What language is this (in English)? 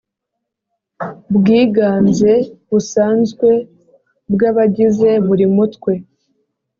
Kinyarwanda